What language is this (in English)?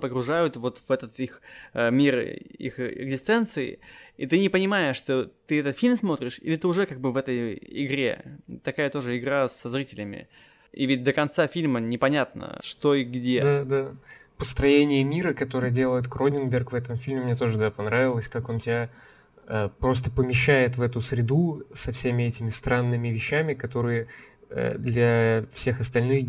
Russian